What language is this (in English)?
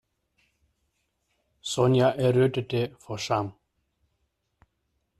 German